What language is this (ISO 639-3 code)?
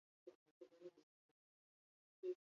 eus